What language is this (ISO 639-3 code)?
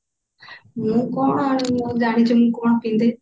ori